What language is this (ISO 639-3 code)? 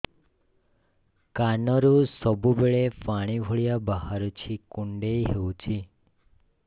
ori